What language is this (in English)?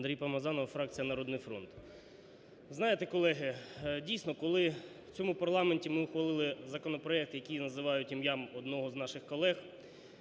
Ukrainian